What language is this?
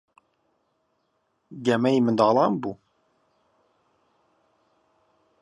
Central Kurdish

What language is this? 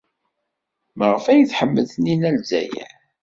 Kabyle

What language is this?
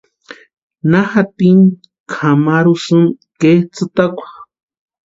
Western Highland Purepecha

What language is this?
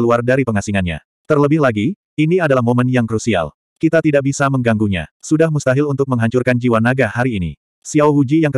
Indonesian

